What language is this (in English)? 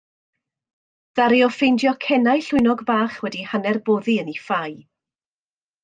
Welsh